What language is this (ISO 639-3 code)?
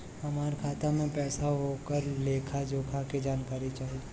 bho